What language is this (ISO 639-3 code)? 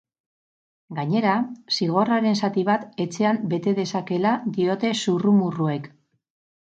eus